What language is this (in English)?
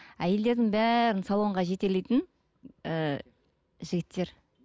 Kazakh